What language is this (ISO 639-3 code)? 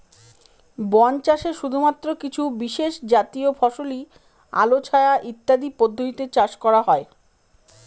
ben